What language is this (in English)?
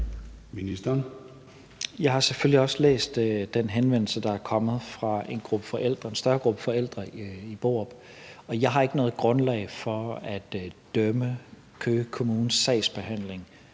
Danish